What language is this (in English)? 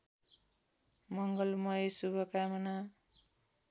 Nepali